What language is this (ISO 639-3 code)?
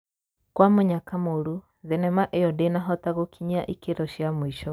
kik